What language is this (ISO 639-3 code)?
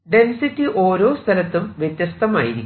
mal